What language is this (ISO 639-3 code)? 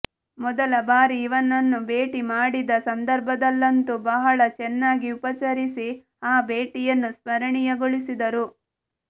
kan